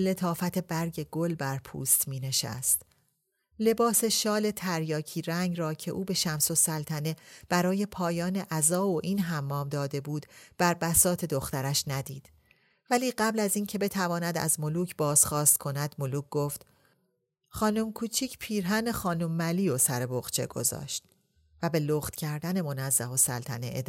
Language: Persian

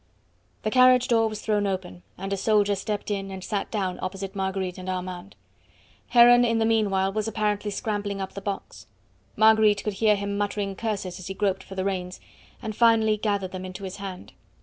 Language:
English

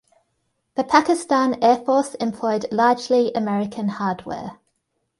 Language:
English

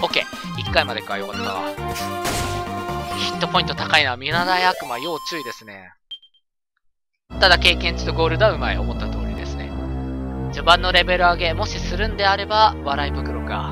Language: Japanese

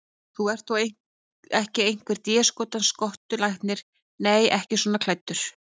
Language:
Icelandic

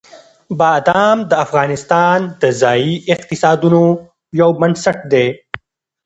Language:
Pashto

